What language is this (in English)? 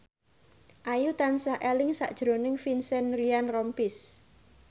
Javanese